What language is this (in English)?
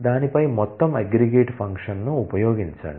Telugu